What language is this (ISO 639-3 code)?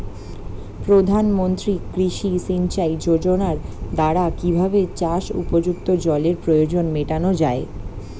ben